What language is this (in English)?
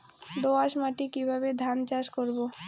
Bangla